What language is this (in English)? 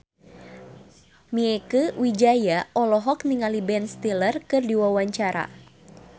Sundanese